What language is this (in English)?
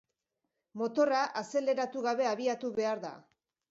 Basque